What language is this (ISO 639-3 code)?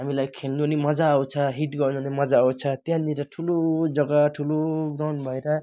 nep